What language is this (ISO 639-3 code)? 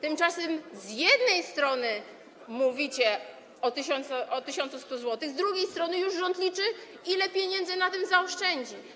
pol